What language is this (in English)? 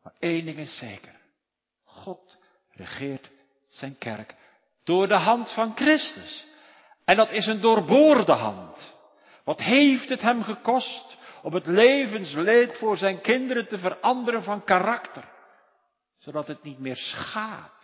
Dutch